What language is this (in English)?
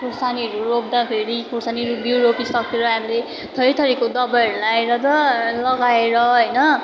Nepali